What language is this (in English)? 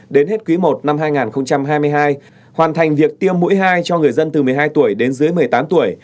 Vietnamese